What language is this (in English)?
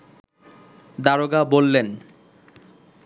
Bangla